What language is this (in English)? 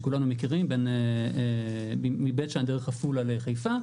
Hebrew